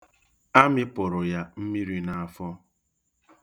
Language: Igbo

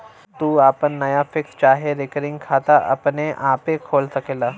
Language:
Bhojpuri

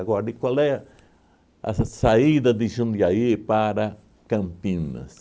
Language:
Portuguese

